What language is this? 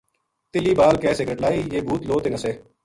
Gujari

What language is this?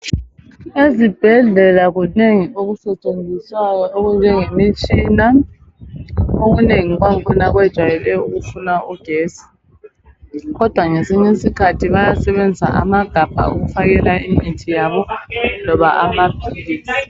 North Ndebele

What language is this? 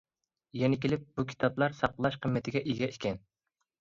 Uyghur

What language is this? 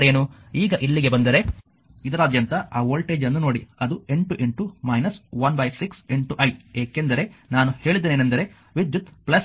Kannada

